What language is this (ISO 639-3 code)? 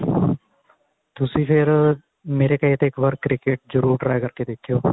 pan